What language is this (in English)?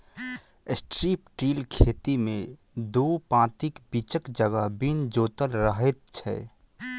Maithili